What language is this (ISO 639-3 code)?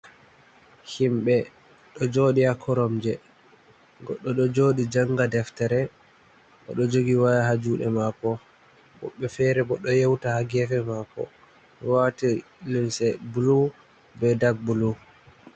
ful